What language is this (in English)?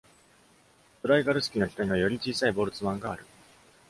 Japanese